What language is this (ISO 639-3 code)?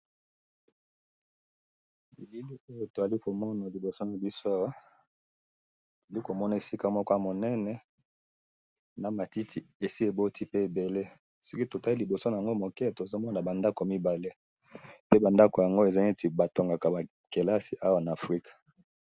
lin